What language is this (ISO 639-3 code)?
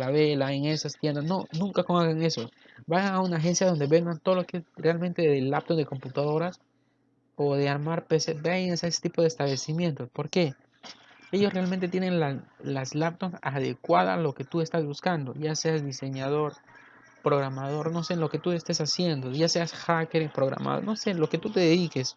spa